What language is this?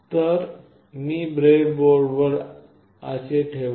Marathi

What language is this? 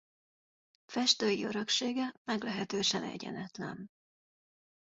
Hungarian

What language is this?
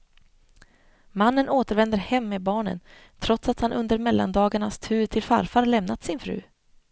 Swedish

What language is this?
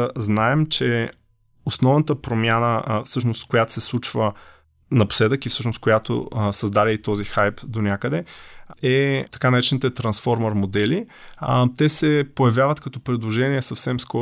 Bulgarian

